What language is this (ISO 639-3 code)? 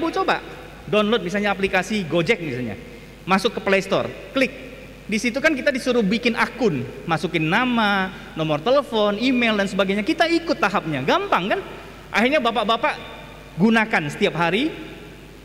ind